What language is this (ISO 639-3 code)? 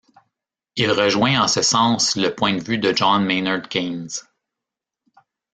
fra